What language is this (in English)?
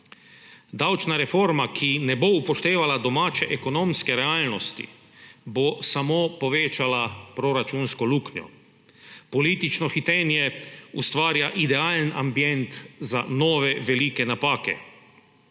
Slovenian